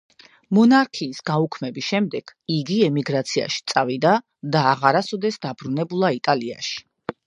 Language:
Georgian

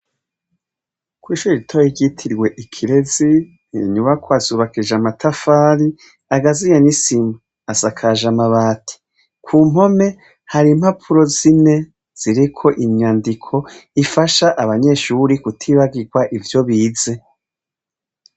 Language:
Rundi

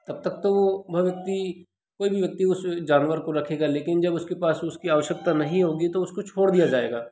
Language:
Hindi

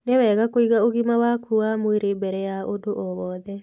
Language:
Kikuyu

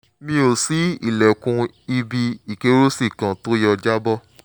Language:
Yoruba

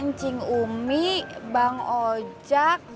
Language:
Indonesian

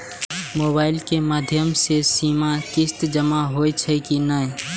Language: Maithili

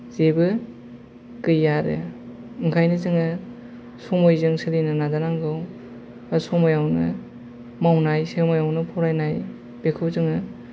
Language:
Bodo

